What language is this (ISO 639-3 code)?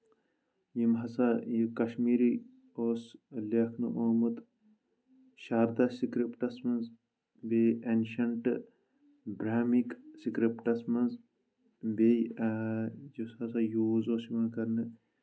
kas